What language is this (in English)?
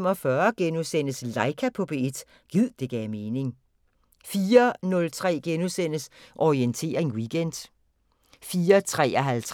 Danish